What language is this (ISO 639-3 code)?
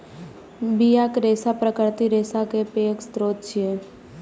mai